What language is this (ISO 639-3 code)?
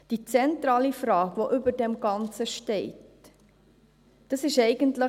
gsw